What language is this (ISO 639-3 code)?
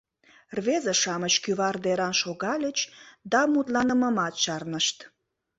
chm